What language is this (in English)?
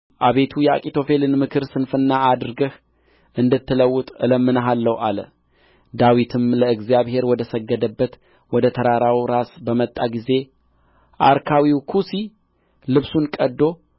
Amharic